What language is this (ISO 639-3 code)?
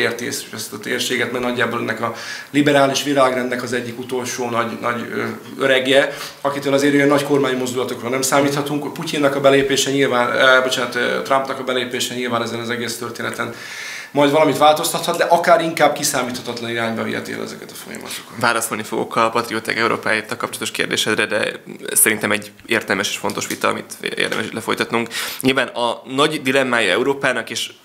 hun